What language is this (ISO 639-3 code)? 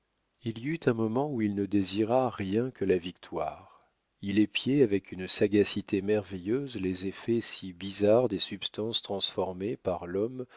fra